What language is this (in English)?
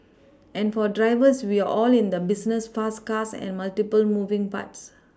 English